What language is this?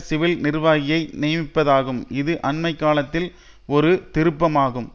Tamil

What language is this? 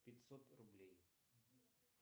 Russian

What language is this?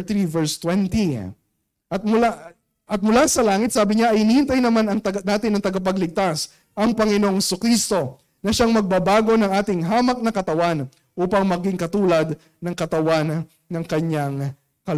Filipino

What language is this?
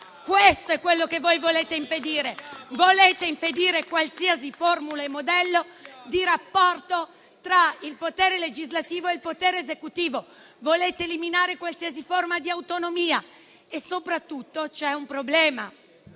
Italian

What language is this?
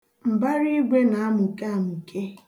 Igbo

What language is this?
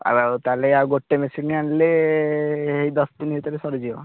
Odia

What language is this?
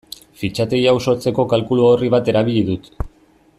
Basque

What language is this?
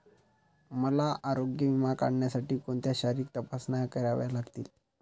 Marathi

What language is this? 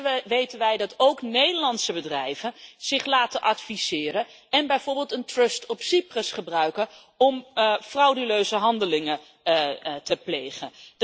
Dutch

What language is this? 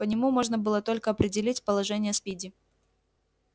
Russian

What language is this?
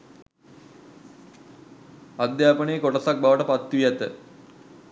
Sinhala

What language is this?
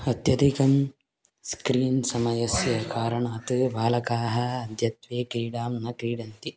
Sanskrit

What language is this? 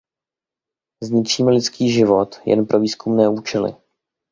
Czech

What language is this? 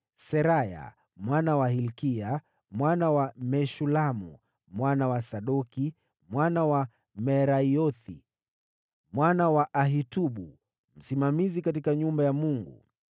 Swahili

